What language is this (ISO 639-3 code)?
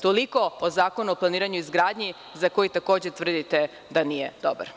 srp